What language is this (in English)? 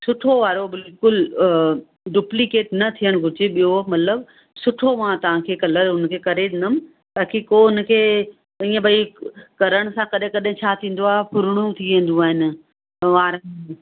Sindhi